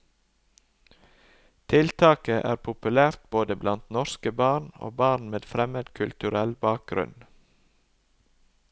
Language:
Norwegian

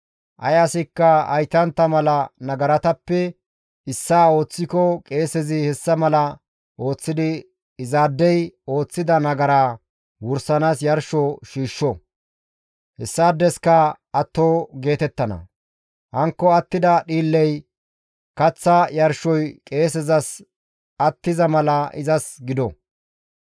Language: Gamo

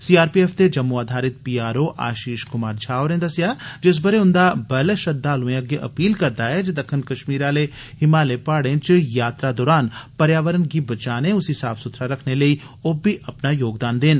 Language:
Dogri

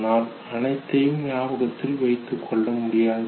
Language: Tamil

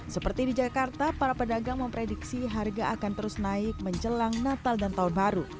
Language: Indonesian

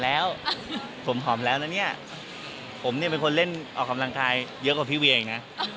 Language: Thai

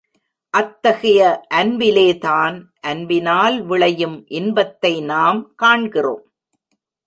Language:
Tamil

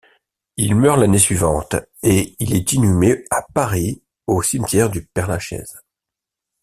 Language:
French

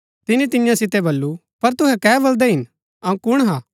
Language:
Gaddi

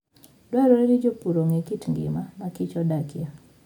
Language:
Luo (Kenya and Tanzania)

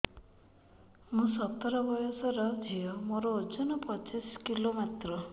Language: Odia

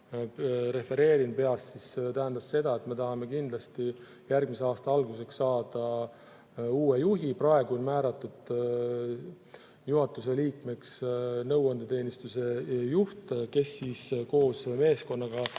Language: Estonian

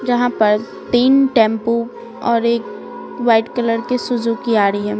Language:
Hindi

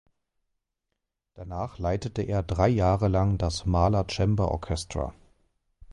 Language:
German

